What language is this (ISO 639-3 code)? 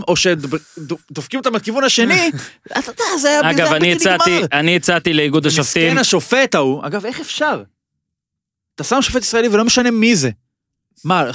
heb